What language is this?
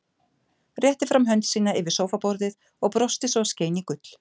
Icelandic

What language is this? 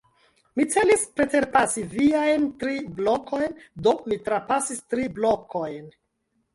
Esperanto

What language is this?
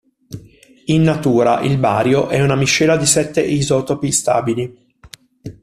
Italian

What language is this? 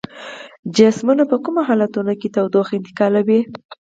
Pashto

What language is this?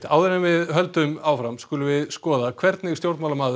Icelandic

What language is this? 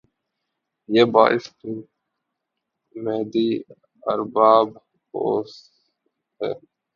Urdu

